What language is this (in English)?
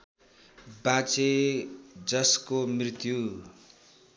Nepali